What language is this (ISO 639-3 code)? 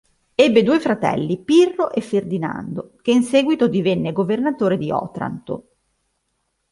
ita